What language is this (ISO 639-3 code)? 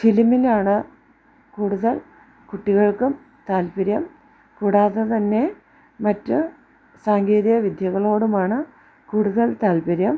mal